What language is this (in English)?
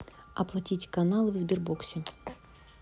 Russian